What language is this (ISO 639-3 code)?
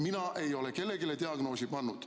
est